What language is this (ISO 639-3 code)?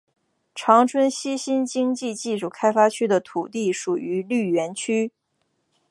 zho